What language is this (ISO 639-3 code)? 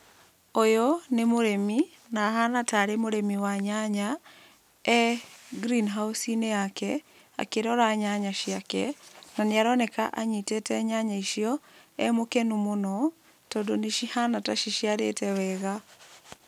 kik